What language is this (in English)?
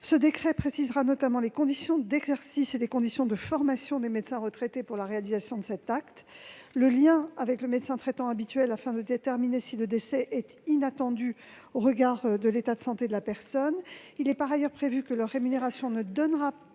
French